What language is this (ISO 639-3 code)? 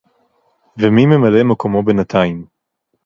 heb